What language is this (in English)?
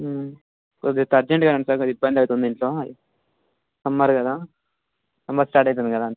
Telugu